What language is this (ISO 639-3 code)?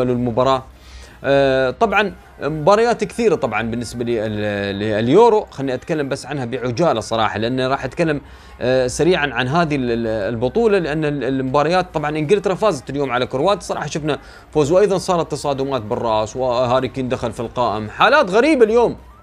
ara